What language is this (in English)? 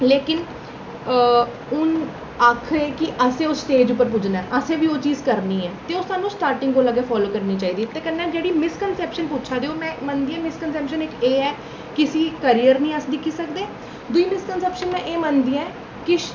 Dogri